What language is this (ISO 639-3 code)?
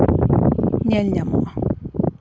sat